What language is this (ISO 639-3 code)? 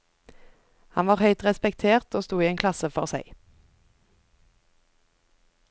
nor